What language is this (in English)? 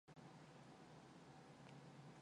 Mongolian